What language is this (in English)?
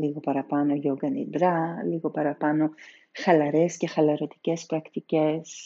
Greek